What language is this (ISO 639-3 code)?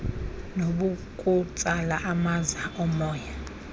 xho